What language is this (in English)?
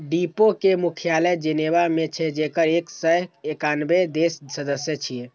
Maithili